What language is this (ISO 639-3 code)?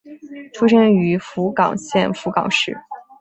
zho